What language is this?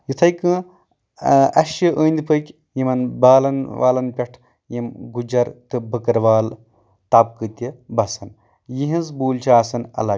Kashmiri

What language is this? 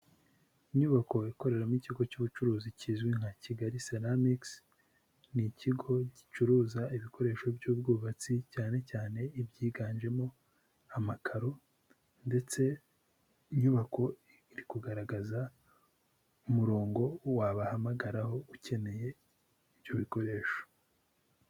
Kinyarwanda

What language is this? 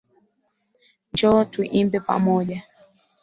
Swahili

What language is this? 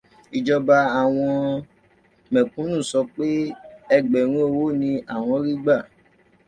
Yoruba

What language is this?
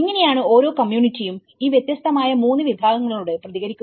Malayalam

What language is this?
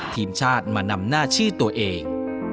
Thai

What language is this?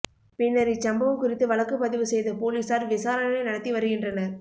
Tamil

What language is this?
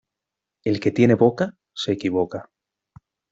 Spanish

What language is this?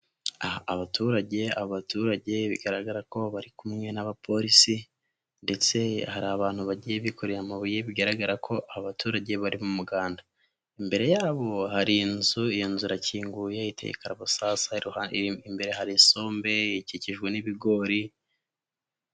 Kinyarwanda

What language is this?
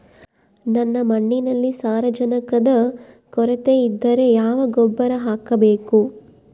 Kannada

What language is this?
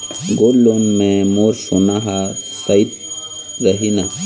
Chhattisgarhi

